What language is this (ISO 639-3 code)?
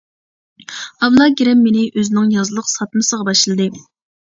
uig